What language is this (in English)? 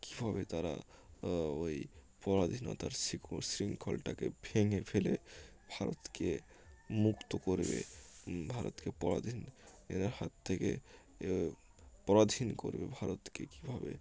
Bangla